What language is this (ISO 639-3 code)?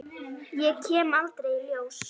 isl